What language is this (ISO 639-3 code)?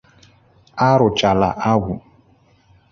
ibo